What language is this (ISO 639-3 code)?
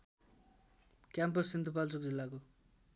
nep